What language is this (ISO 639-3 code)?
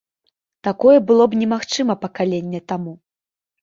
bel